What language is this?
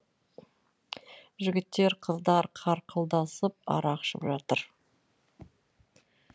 Kazakh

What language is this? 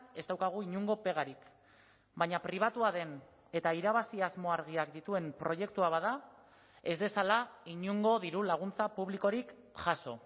Basque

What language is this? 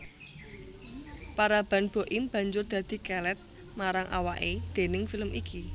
Javanese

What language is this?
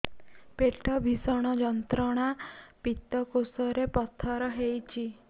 Odia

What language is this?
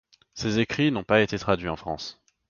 French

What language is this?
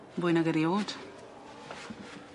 Welsh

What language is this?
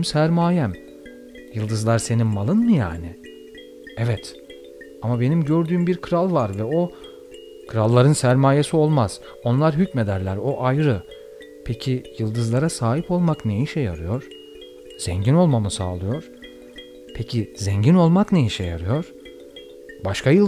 Turkish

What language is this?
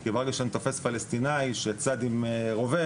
Hebrew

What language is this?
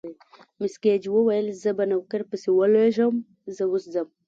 Pashto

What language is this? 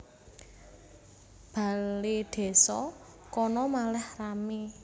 Javanese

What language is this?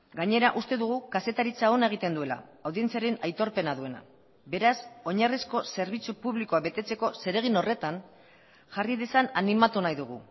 Basque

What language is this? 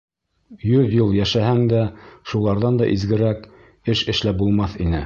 Bashkir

